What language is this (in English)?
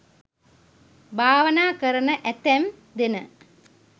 Sinhala